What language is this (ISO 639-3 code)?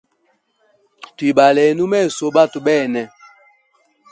hem